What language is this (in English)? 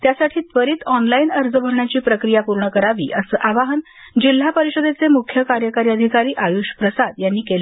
Marathi